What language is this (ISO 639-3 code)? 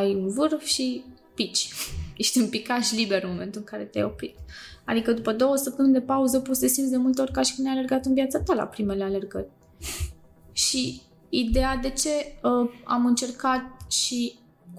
ron